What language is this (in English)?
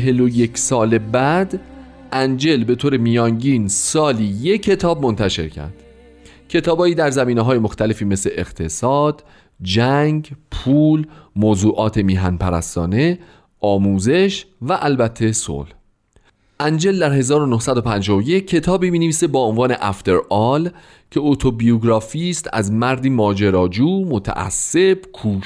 Persian